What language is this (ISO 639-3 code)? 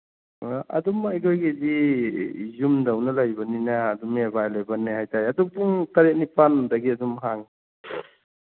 mni